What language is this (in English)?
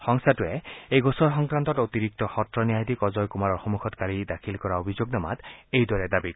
Assamese